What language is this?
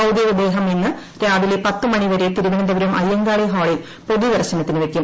Malayalam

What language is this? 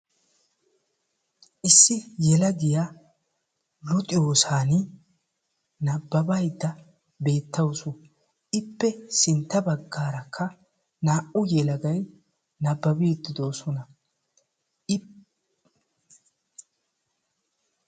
Wolaytta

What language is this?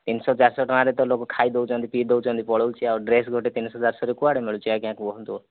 Odia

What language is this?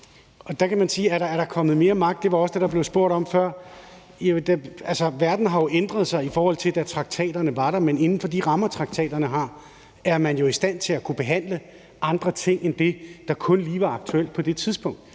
Danish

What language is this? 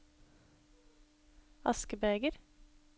Norwegian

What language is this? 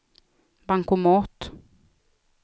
Swedish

